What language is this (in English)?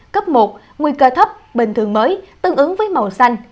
Vietnamese